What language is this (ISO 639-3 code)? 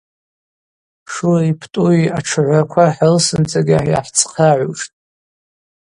abq